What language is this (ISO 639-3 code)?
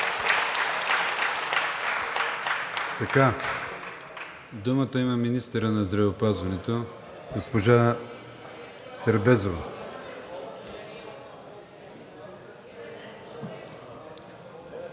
bul